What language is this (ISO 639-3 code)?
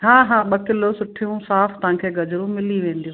snd